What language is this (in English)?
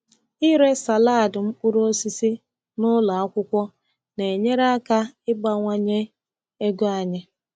Igbo